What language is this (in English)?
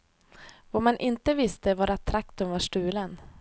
Swedish